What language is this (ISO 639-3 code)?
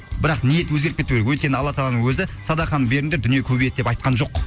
kaz